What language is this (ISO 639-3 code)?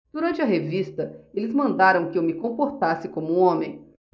por